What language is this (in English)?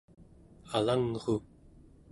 Central Yupik